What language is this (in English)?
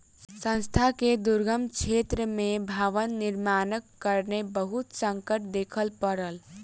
Maithili